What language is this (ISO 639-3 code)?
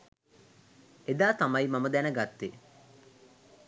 sin